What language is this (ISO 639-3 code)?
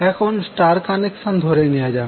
ben